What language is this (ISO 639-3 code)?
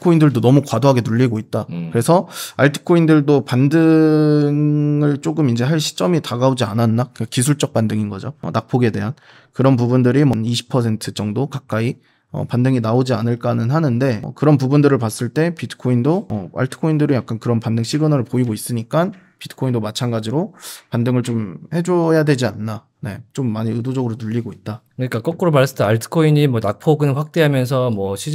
kor